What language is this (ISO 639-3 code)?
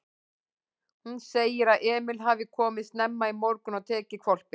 isl